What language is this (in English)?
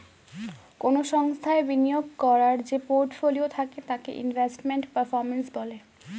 Bangla